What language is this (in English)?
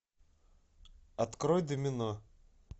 Russian